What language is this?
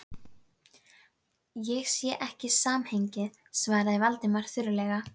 Icelandic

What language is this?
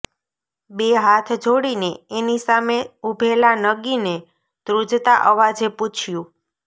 Gujarati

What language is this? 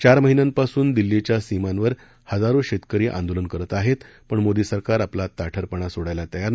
Marathi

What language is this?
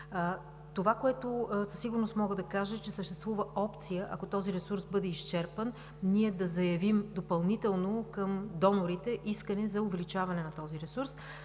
Bulgarian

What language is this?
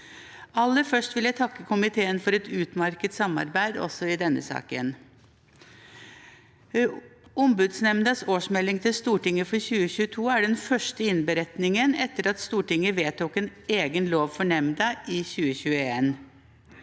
Norwegian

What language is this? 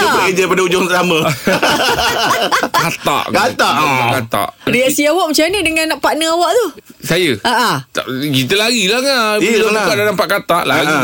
Malay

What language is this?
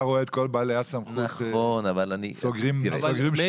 Hebrew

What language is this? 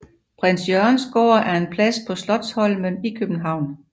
Danish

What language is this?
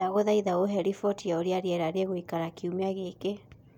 Kikuyu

